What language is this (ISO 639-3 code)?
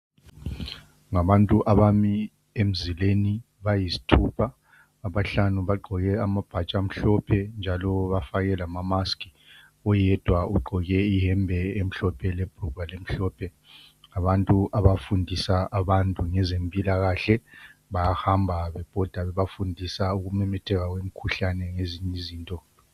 nde